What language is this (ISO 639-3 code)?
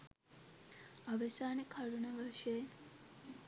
sin